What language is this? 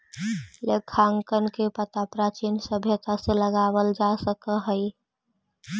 Magahi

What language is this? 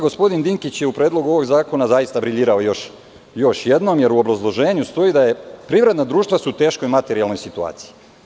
Serbian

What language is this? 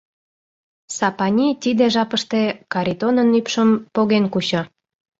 Mari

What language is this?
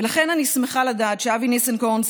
Hebrew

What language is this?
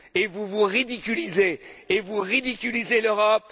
French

